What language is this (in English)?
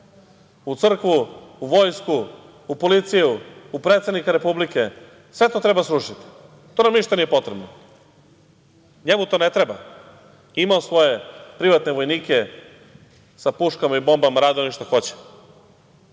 Serbian